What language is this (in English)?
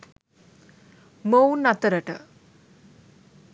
Sinhala